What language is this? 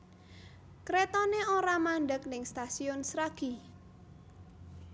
Javanese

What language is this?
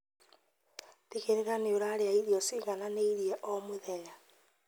Kikuyu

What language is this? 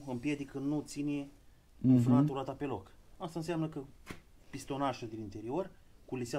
Romanian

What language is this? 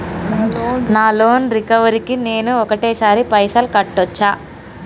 Telugu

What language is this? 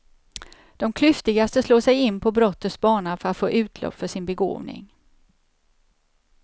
Swedish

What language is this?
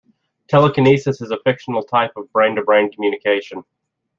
English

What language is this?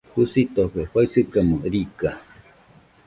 Nüpode Huitoto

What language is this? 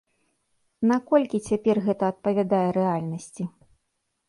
Belarusian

